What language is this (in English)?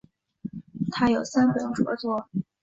Chinese